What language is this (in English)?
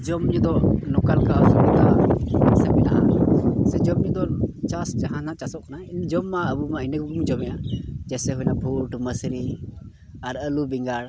Santali